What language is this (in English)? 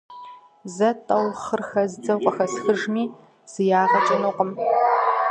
Kabardian